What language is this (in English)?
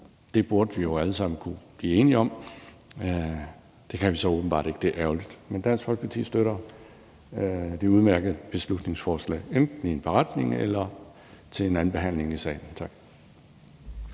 Danish